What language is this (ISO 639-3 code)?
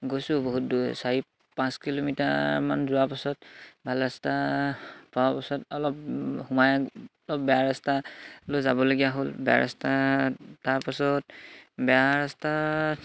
asm